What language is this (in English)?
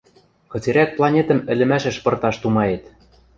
Western Mari